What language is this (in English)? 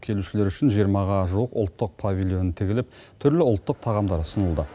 Kazakh